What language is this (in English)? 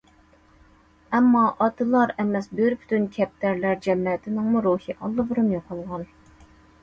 Uyghur